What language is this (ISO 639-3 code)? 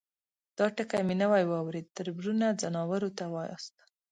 pus